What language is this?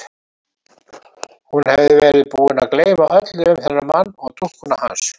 Icelandic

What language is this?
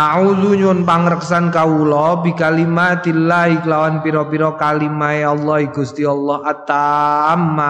Indonesian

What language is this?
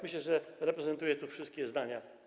Polish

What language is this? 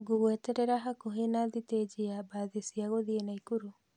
Kikuyu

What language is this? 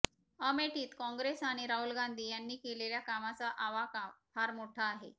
Marathi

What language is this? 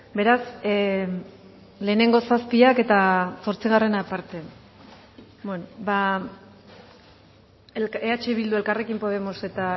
Basque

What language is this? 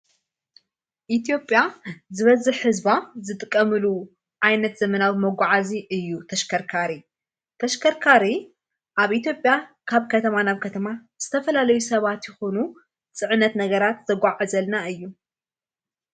Tigrinya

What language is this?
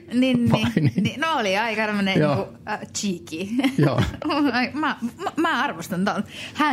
Finnish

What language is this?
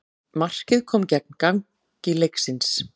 Icelandic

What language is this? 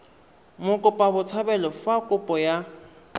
Tswana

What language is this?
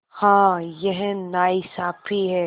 Hindi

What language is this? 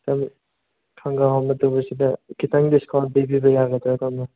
Manipuri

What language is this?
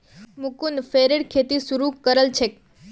Magahi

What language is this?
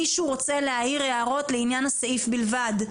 Hebrew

